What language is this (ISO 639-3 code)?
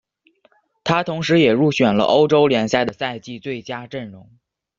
zho